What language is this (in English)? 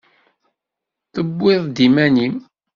Kabyle